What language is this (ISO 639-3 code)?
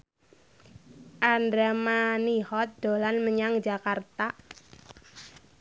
jav